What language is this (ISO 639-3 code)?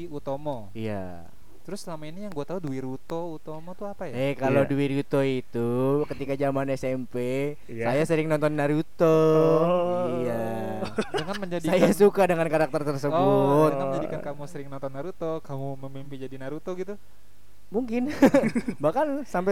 ind